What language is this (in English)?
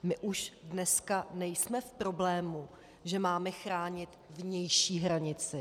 Czech